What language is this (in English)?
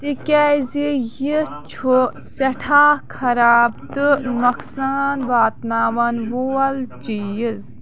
Kashmiri